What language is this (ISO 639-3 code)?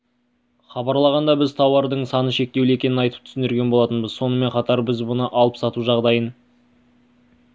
kaz